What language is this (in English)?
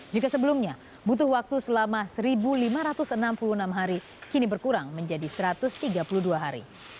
Indonesian